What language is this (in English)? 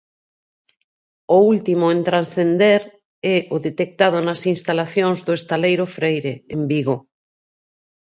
Galician